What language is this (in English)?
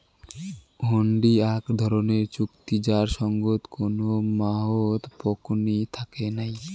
Bangla